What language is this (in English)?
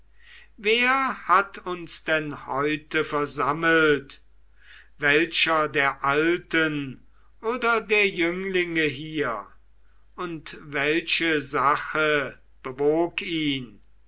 German